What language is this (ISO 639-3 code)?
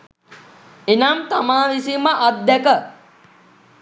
sin